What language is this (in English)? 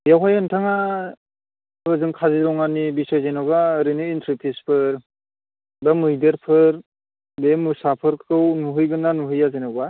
Bodo